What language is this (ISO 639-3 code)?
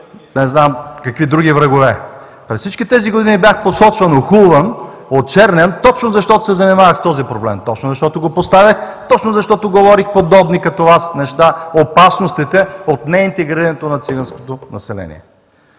bul